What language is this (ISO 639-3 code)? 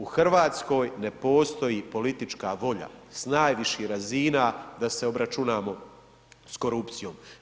hrv